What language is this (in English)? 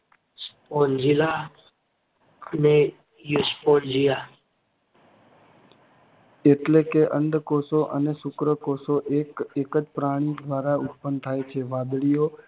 Gujarati